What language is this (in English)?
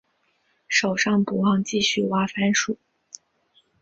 Chinese